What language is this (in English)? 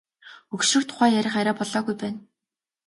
Mongolian